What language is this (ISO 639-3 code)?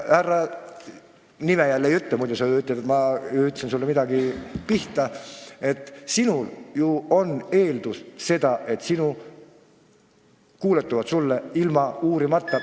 est